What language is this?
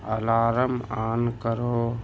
Urdu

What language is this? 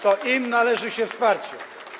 Polish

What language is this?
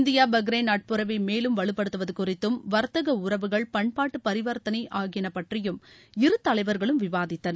Tamil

